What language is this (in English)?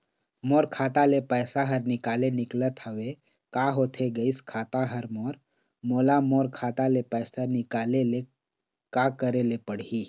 Chhattisgarhi